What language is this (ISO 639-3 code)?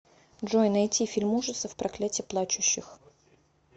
rus